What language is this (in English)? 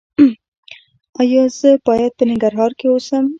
Pashto